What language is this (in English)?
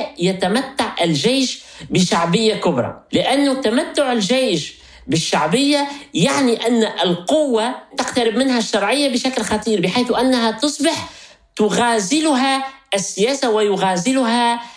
Arabic